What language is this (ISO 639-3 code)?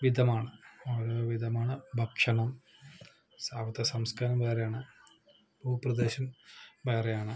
mal